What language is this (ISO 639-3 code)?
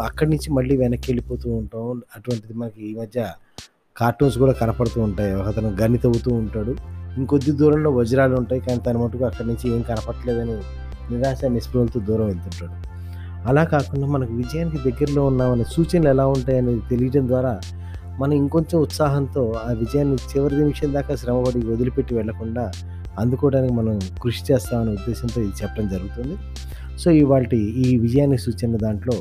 tel